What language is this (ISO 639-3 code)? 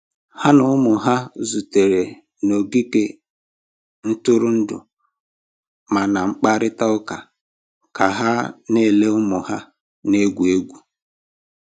ibo